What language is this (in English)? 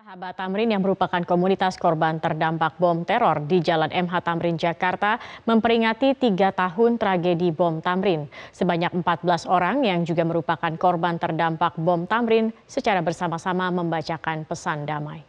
Indonesian